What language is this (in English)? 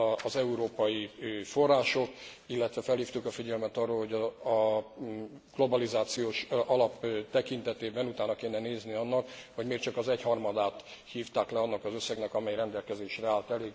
Hungarian